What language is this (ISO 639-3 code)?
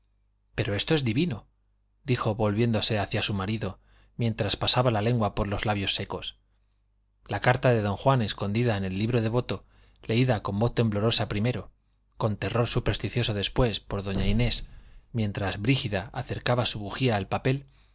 spa